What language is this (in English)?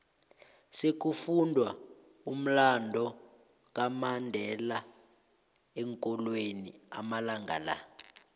South Ndebele